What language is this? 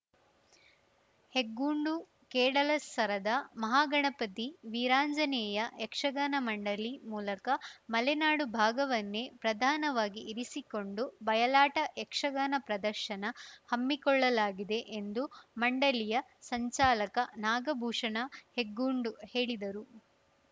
Kannada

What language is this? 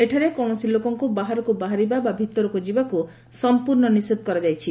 Odia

